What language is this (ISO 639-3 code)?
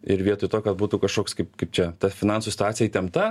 lit